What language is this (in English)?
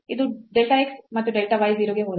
Kannada